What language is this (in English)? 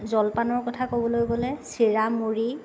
Assamese